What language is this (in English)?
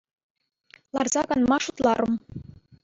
Chuvash